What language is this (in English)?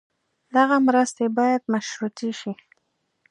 Pashto